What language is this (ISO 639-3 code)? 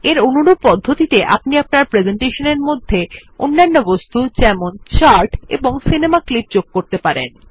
ben